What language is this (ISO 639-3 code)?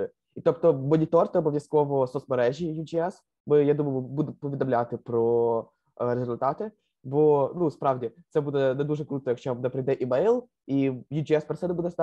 ukr